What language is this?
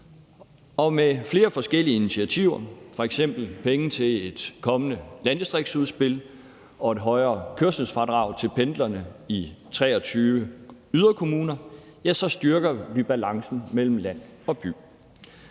Danish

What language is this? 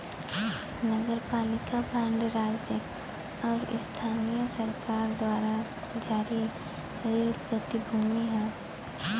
Bhojpuri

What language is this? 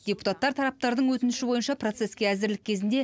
Kazakh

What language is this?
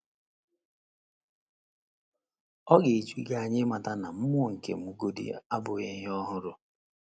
Igbo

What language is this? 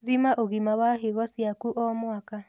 Kikuyu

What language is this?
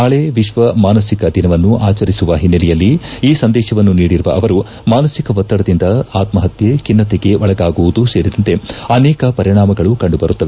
Kannada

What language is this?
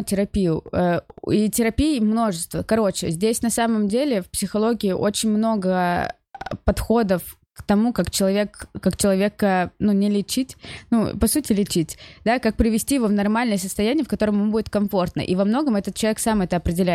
Russian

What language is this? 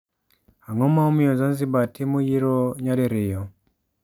Luo (Kenya and Tanzania)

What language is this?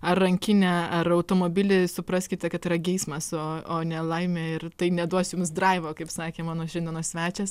Lithuanian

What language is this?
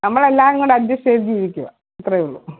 Malayalam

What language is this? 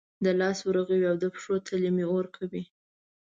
Pashto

